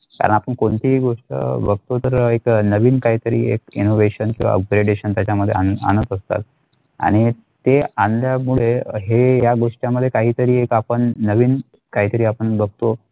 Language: Marathi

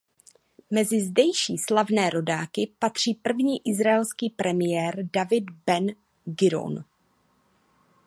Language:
Czech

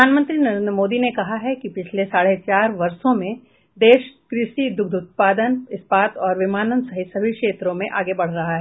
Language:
Hindi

